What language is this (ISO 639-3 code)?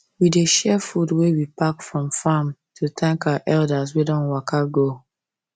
pcm